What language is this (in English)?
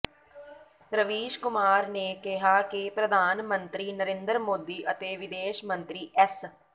Punjabi